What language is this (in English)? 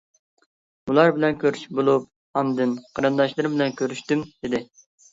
Uyghur